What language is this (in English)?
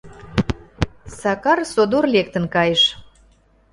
Mari